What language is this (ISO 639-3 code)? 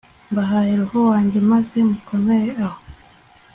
kin